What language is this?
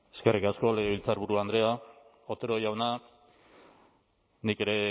Basque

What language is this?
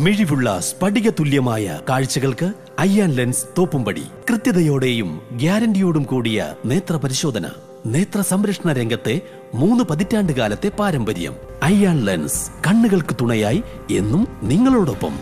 Malayalam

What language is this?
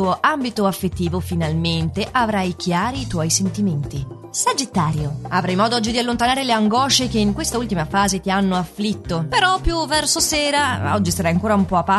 Italian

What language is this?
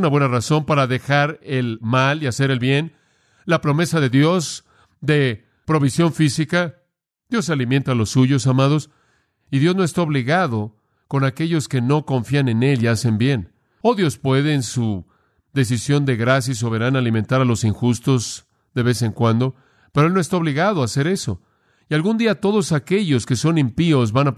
Spanish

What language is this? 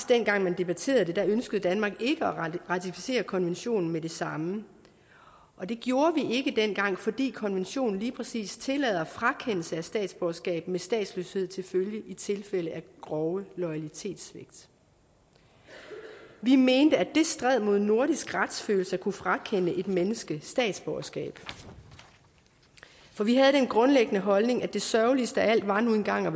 Danish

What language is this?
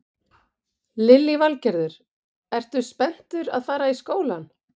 Icelandic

